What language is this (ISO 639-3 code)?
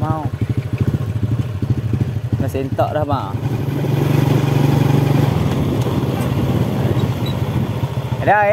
msa